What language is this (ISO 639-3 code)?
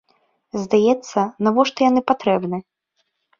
bel